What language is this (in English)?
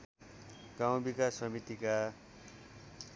Nepali